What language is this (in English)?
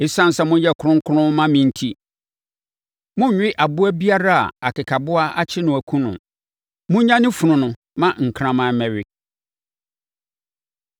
Akan